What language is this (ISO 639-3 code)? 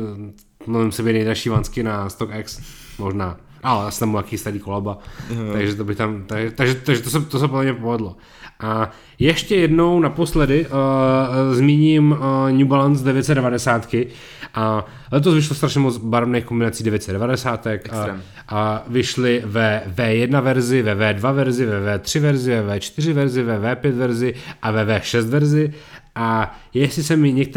ces